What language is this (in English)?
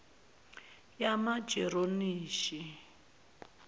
Zulu